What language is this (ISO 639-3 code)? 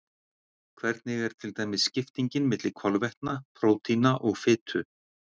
isl